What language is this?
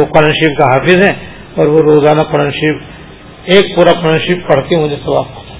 Urdu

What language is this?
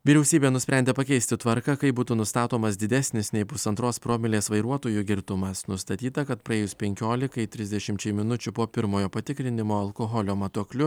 Lithuanian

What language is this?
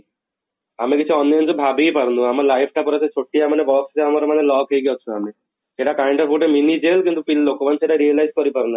Odia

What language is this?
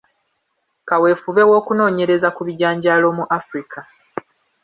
Ganda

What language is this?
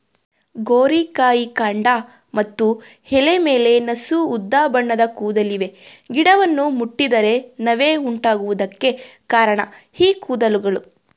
Kannada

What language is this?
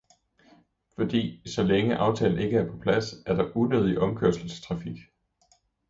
Danish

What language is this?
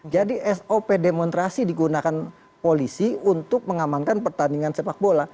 Indonesian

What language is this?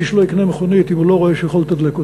Hebrew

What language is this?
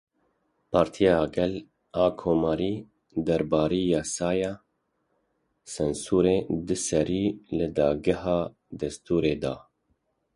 Kurdish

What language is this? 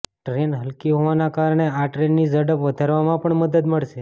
Gujarati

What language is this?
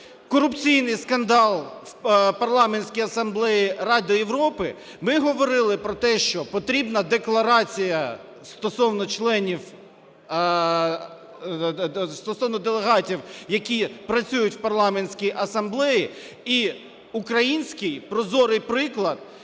Ukrainian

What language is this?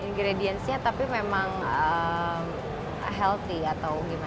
Indonesian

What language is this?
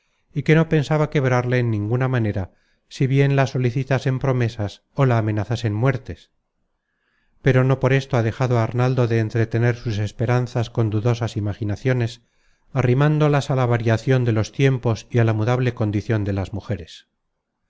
Spanish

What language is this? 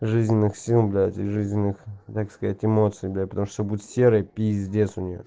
Russian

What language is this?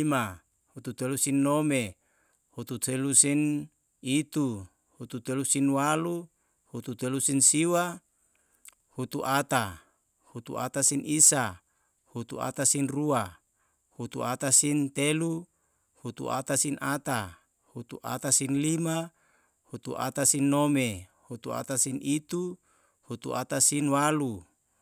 Yalahatan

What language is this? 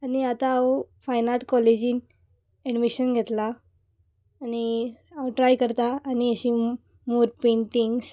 Konkani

